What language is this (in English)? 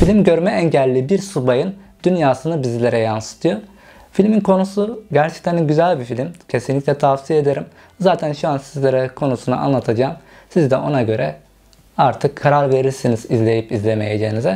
Turkish